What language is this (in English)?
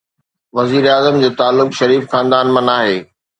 Sindhi